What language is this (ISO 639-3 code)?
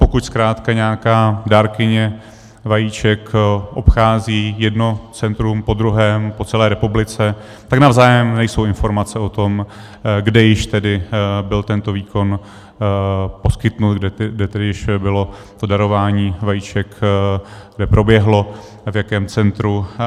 ces